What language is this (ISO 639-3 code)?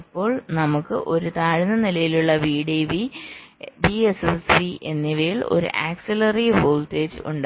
mal